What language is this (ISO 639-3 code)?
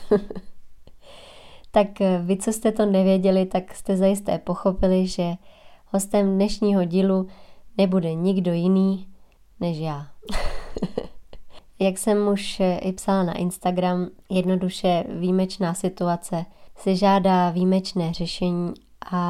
ces